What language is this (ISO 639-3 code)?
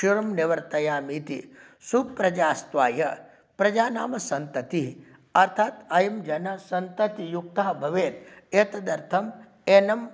san